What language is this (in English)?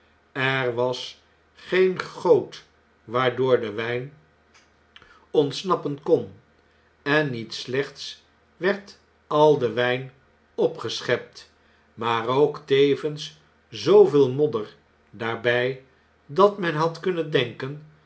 Dutch